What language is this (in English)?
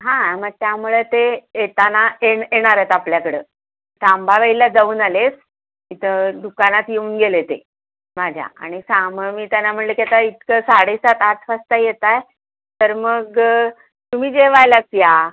Marathi